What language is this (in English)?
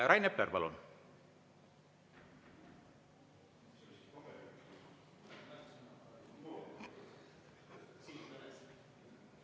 Estonian